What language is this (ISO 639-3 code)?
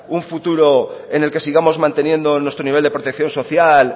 spa